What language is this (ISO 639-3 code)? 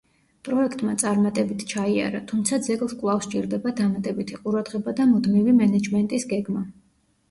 kat